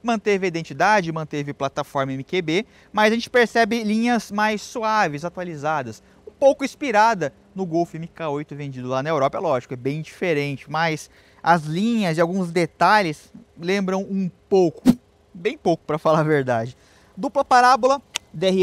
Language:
Portuguese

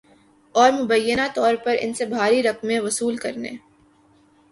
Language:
Urdu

